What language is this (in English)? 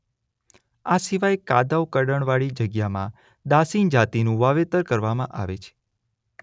Gujarati